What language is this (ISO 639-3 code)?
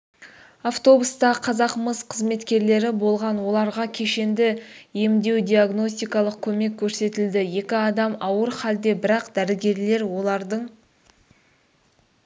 kaz